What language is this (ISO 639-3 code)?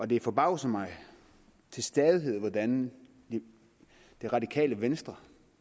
dan